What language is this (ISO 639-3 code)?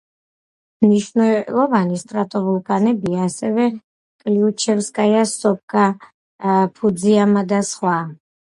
kat